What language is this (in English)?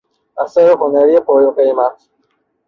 Persian